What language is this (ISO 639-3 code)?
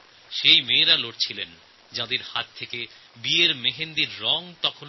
ben